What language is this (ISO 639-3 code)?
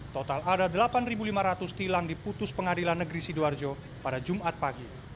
ind